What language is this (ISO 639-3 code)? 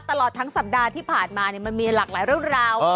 tha